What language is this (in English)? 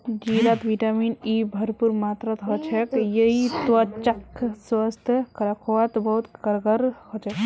Magahi